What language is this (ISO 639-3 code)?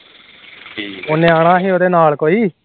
pan